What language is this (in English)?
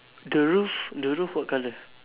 English